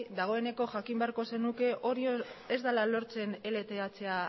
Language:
Basque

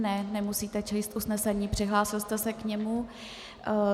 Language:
Czech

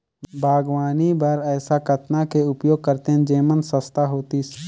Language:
Chhattisgarhi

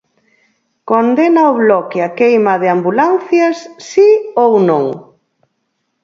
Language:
Galician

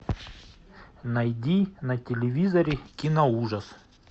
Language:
Russian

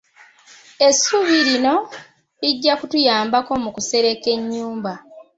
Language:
Ganda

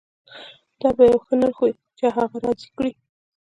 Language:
Pashto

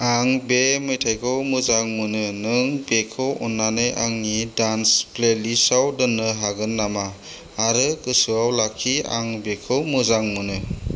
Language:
Bodo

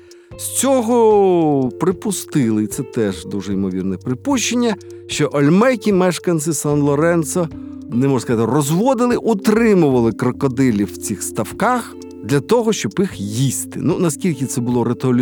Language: Ukrainian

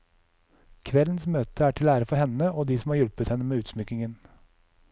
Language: Norwegian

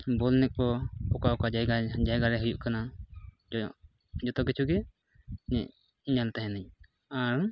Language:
Santali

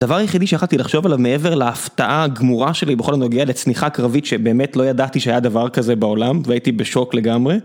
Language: Hebrew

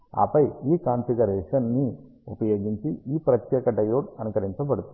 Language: Telugu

